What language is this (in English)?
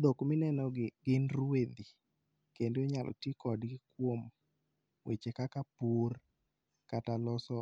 Luo (Kenya and Tanzania)